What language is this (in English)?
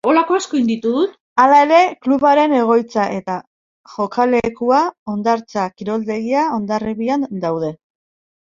Basque